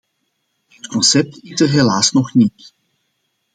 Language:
Dutch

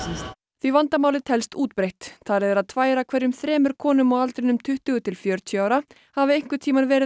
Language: Icelandic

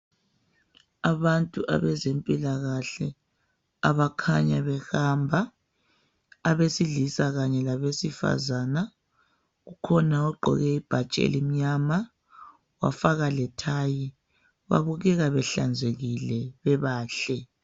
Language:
North Ndebele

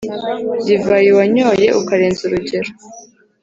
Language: Kinyarwanda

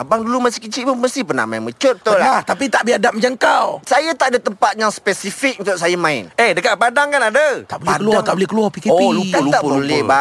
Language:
Malay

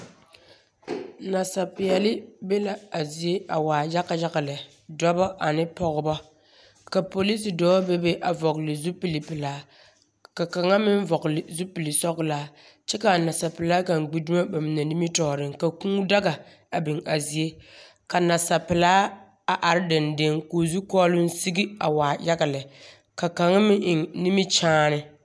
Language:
Southern Dagaare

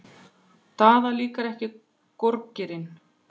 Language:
Icelandic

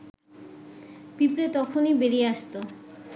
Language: Bangla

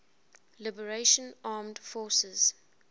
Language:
English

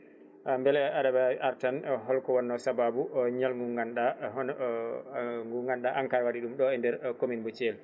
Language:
Fula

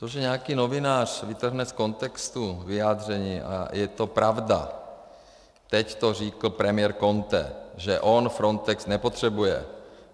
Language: Czech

